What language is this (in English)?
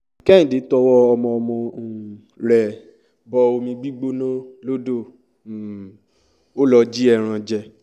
Yoruba